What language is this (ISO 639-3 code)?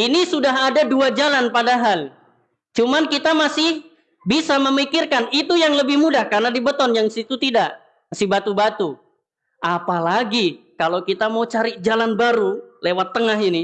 ind